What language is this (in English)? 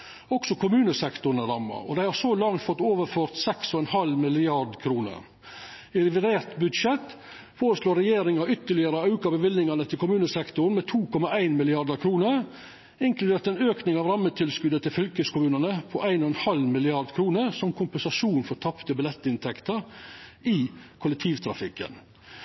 Norwegian Nynorsk